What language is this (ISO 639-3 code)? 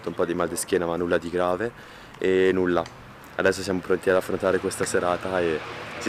ita